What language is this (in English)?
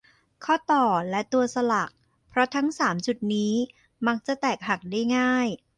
Thai